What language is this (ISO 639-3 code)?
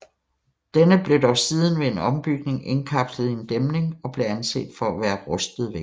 dan